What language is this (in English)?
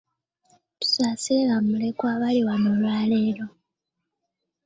Ganda